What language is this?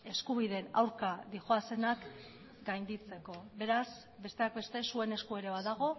Basque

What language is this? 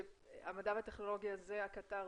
Hebrew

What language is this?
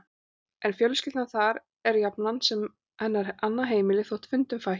Icelandic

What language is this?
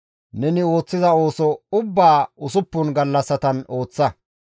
Gamo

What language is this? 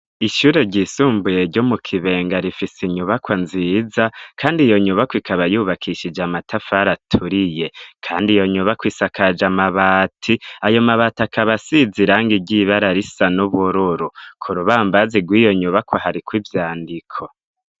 Rundi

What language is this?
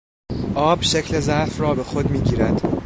Persian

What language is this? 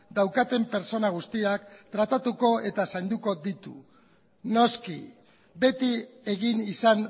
Basque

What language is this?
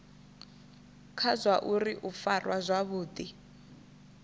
Venda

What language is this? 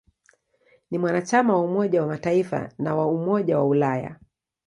Swahili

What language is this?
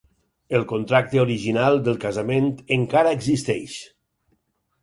Catalan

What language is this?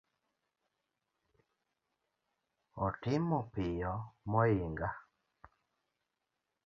Luo (Kenya and Tanzania)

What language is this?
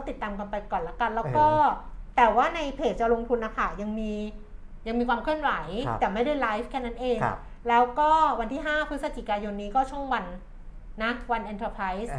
Thai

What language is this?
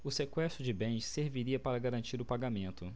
Portuguese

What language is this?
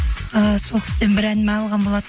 Kazakh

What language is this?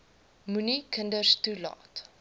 Afrikaans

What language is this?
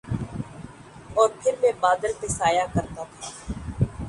Urdu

